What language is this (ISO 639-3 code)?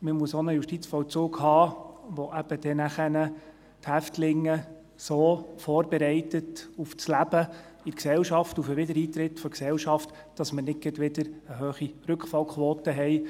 gsw